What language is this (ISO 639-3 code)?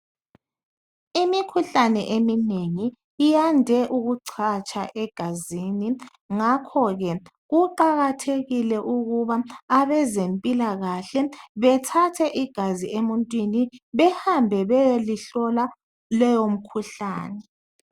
nde